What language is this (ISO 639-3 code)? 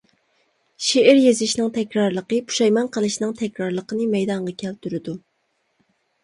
uig